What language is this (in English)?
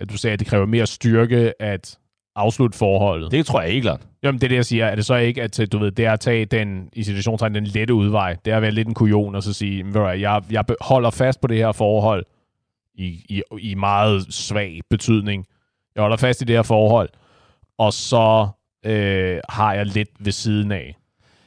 Danish